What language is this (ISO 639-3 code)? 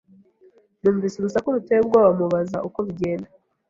kin